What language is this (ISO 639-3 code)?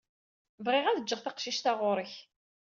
kab